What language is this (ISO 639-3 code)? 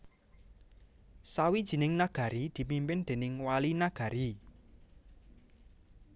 jav